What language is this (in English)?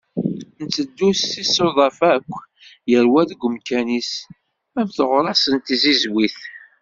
Kabyle